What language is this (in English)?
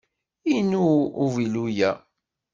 Kabyle